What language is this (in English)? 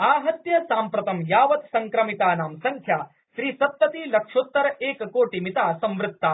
Sanskrit